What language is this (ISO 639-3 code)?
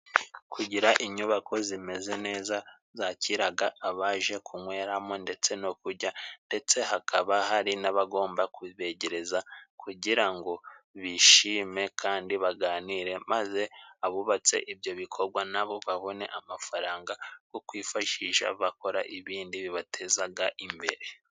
kin